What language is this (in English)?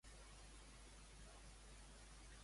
Catalan